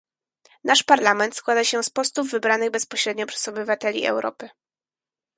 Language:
Polish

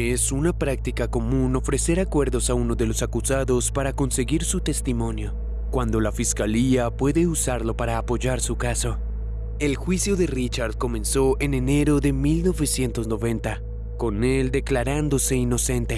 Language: Spanish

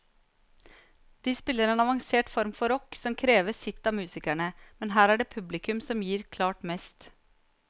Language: Norwegian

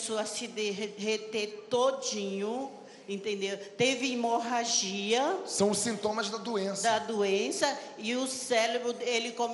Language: Portuguese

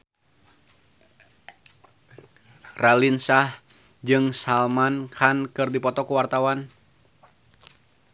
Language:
Sundanese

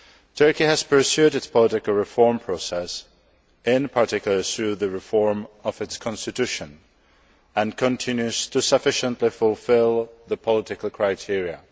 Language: English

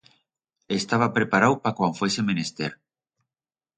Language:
Aragonese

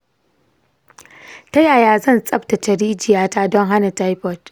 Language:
Hausa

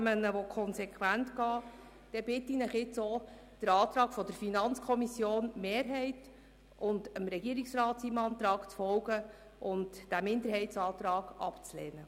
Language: Swiss German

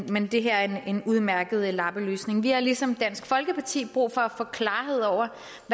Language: Danish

